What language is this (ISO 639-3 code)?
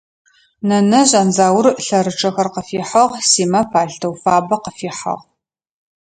ady